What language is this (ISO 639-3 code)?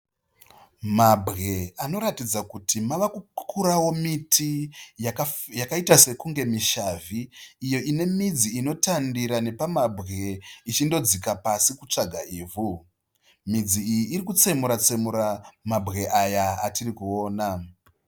sna